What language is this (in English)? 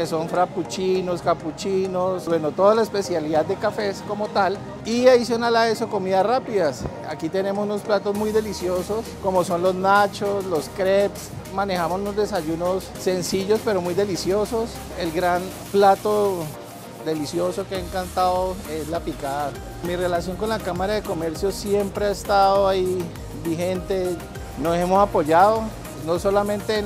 Spanish